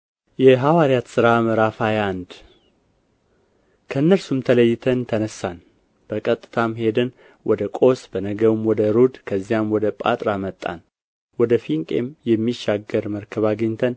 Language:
Amharic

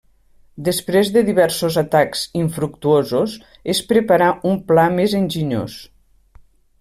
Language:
Catalan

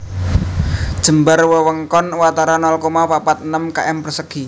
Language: Javanese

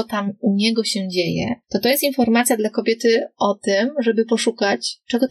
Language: Polish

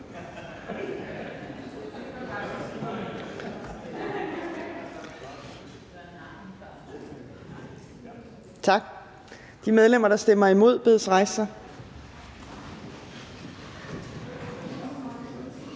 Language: Danish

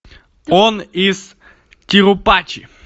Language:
Russian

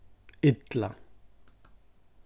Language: Faroese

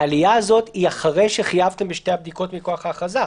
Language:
Hebrew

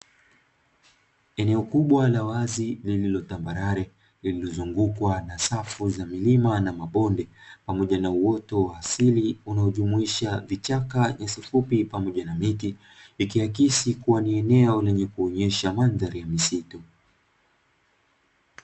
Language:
Swahili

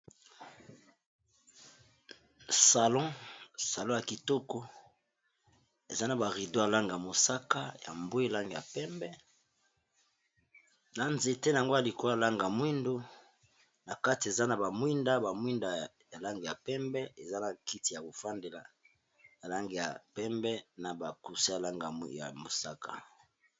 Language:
Lingala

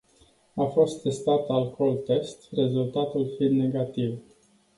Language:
Romanian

